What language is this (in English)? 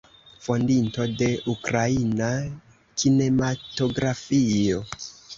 Esperanto